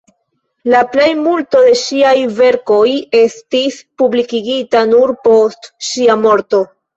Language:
Esperanto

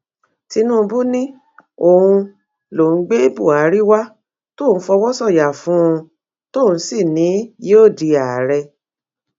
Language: Yoruba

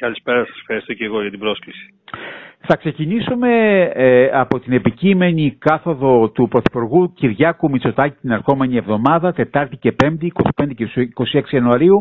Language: Greek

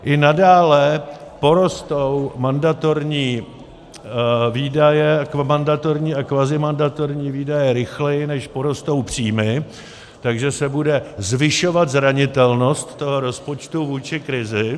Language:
Czech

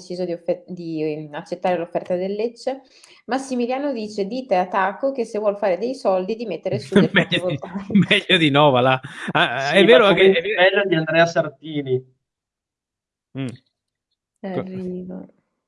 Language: Italian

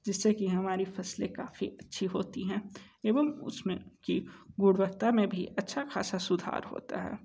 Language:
Hindi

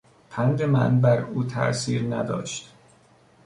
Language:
Persian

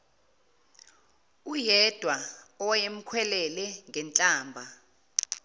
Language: Zulu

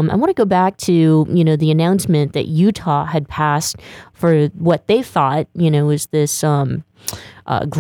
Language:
English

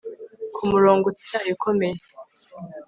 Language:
Kinyarwanda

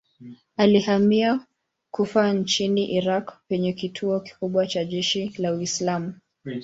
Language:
Swahili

